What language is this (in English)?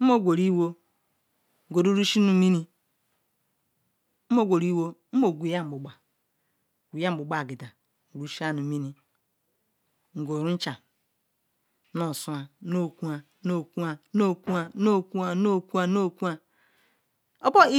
Ikwere